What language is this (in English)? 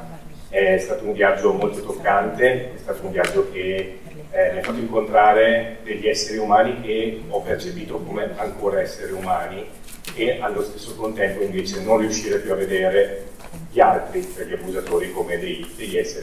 Italian